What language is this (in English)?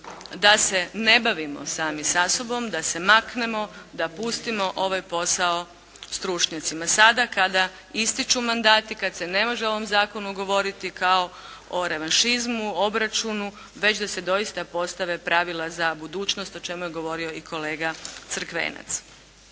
Croatian